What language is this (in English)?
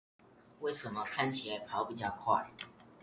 Chinese